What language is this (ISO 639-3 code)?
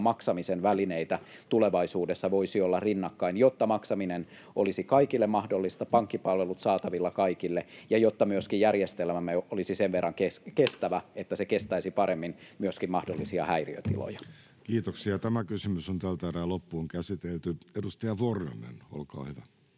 fin